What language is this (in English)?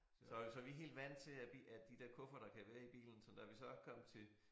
Danish